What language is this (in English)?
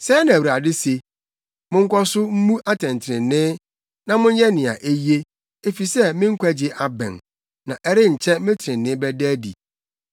Akan